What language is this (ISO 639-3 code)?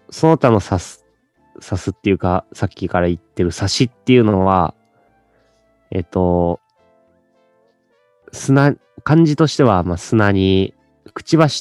jpn